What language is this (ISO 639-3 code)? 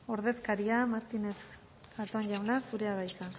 eus